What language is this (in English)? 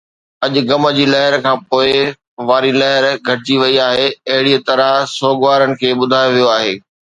Sindhi